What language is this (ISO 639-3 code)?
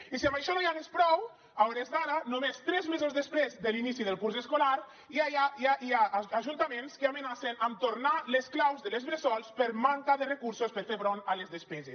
cat